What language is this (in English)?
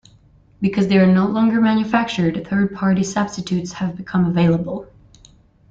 English